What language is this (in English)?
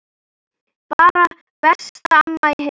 Icelandic